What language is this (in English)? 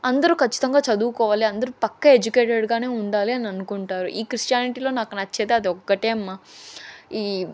Telugu